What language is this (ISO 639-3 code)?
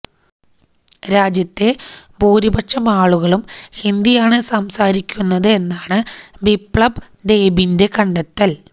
mal